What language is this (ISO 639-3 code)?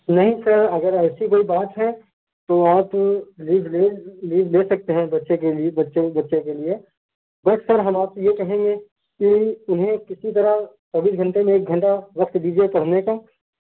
urd